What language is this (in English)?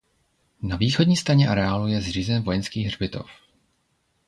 Czech